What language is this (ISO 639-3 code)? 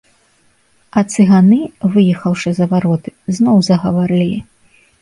bel